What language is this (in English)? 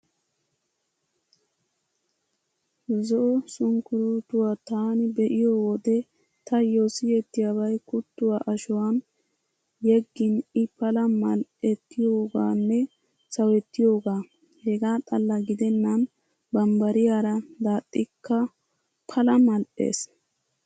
Wolaytta